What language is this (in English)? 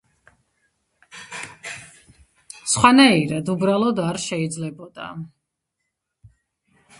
Georgian